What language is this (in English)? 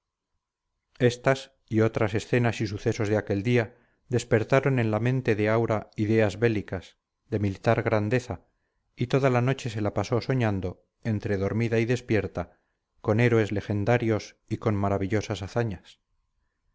Spanish